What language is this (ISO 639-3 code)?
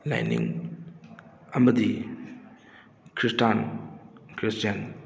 mni